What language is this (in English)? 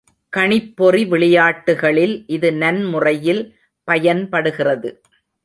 Tamil